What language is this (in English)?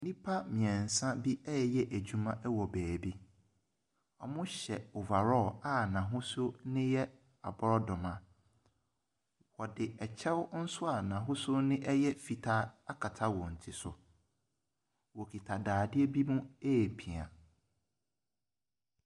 Akan